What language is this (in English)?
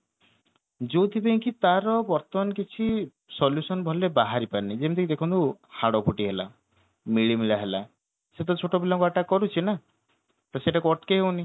Odia